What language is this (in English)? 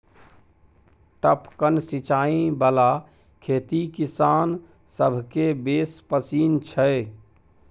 Maithili